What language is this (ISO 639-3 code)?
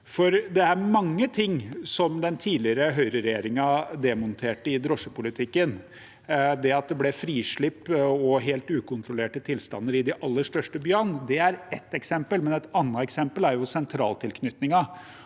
nor